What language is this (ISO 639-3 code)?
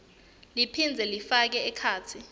ssw